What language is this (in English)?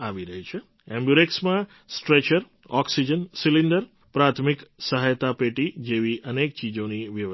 Gujarati